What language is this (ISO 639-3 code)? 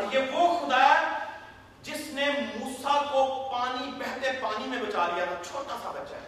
urd